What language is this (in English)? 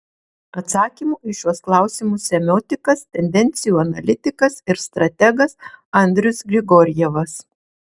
Lithuanian